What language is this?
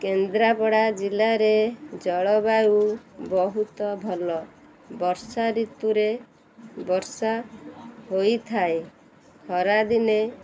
Odia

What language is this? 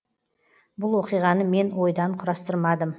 Kazakh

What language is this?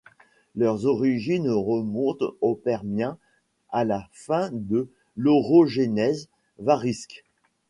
French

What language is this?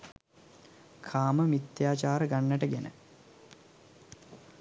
Sinhala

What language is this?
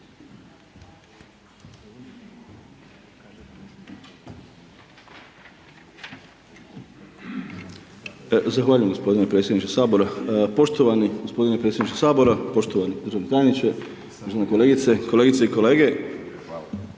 Croatian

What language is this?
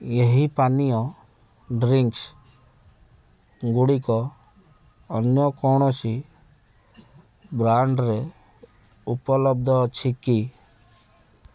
Odia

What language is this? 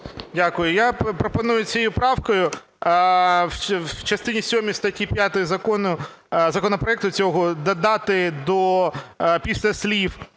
Ukrainian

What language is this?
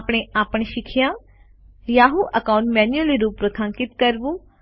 Gujarati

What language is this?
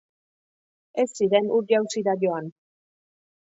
Basque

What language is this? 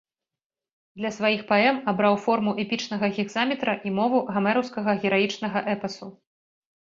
Belarusian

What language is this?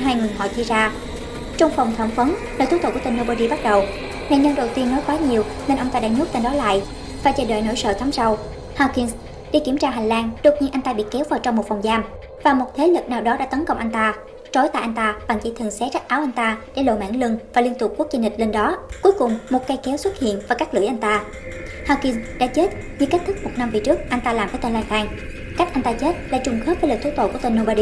Vietnamese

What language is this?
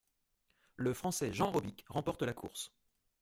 French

